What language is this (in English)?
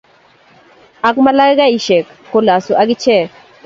Kalenjin